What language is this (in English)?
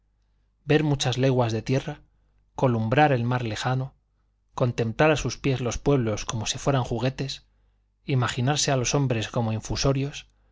Spanish